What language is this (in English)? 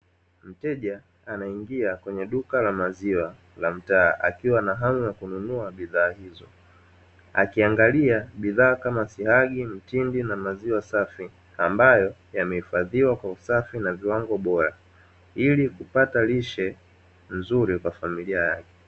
Swahili